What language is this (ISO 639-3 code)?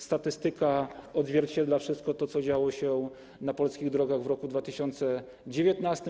pol